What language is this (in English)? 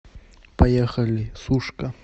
Russian